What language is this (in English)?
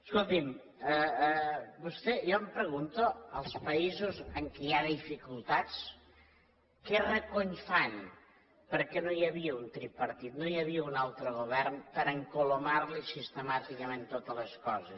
Catalan